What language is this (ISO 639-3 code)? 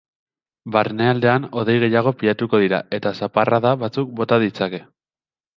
eus